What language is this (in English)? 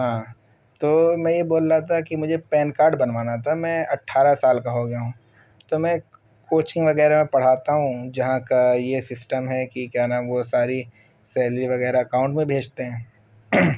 Urdu